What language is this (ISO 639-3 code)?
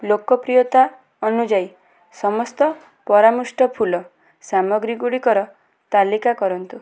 ori